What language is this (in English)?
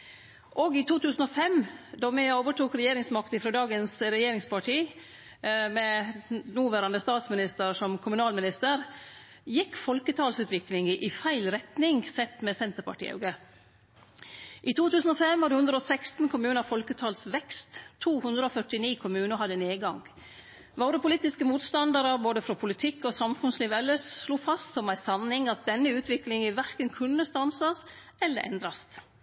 Norwegian Nynorsk